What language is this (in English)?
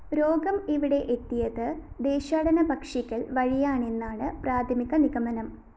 Malayalam